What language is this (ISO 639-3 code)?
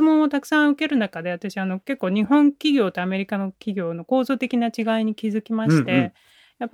jpn